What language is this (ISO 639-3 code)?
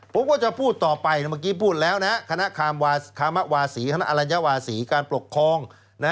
tha